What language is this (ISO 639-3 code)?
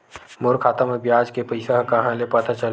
hne